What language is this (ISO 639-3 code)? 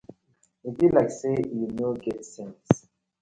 pcm